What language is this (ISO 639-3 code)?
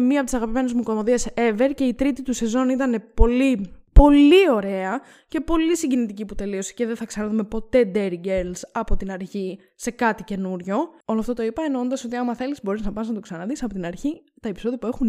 ell